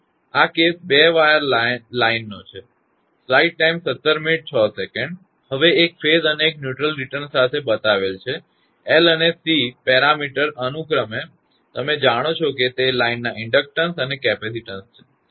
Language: Gujarati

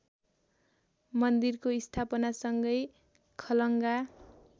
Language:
Nepali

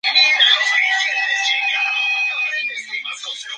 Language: Spanish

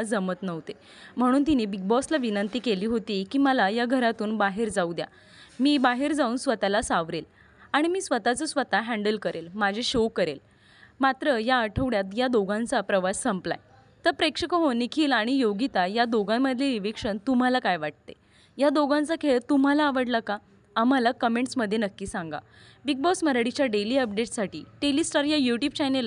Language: Marathi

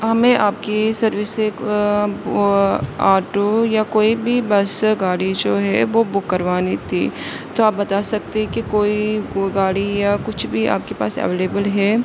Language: Urdu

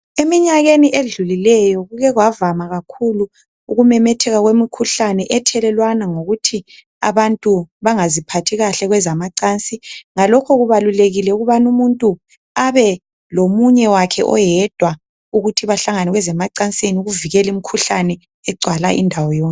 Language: North Ndebele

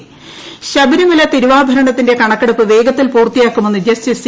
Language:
Malayalam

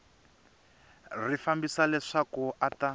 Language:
Tsonga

